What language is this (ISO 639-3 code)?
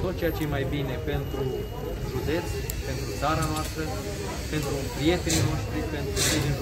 ron